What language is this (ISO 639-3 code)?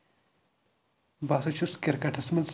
kas